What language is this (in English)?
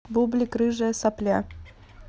Russian